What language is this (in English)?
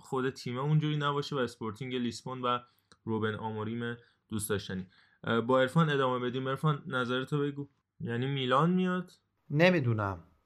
Persian